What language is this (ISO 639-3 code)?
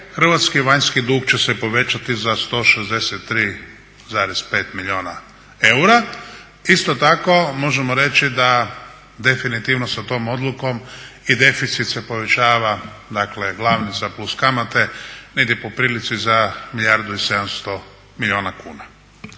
hrv